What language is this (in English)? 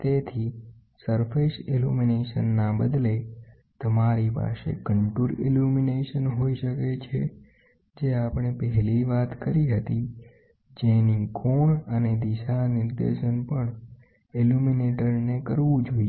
Gujarati